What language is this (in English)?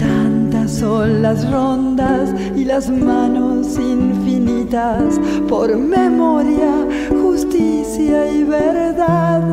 Spanish